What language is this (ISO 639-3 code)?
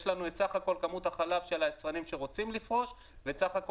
heb